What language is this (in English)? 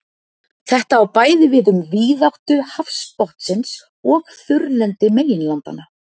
Icelandic